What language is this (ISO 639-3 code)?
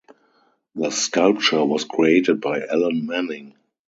eng